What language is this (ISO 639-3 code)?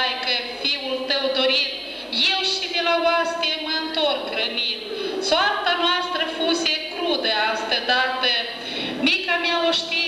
ron